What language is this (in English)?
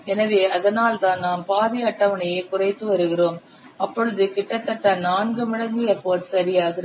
Tamil